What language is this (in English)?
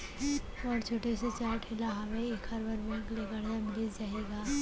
Chhattisgarhi